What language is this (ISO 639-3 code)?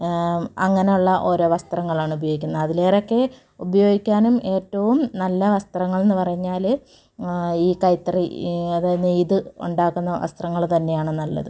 mal